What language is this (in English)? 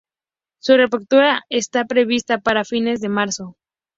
Spanish